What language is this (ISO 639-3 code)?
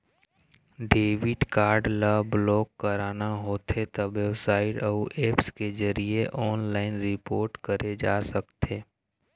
hne